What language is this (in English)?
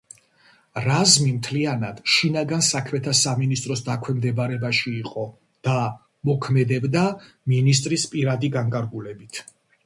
Georgian